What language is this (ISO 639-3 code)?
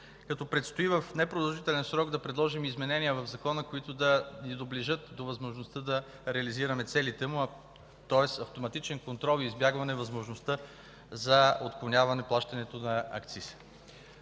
bul